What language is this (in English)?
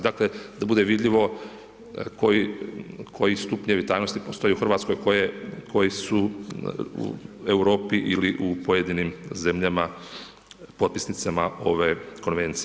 Croatian